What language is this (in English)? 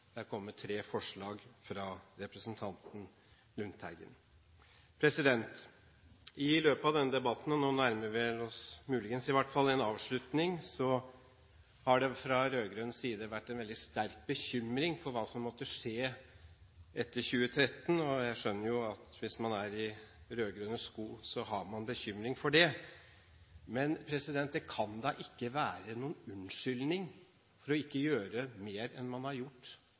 Norwegian Bokmål